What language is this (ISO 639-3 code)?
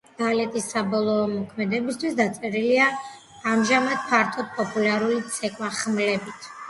kat